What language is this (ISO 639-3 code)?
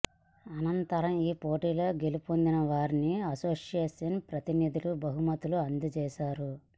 tel